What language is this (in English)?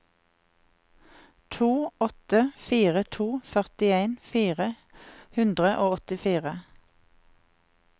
Norwegian